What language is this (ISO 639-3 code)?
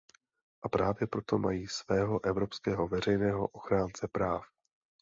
ces